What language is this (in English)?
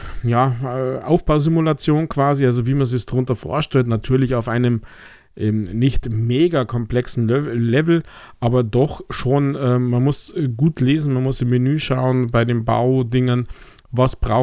German